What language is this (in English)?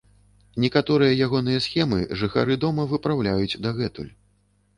Belarusian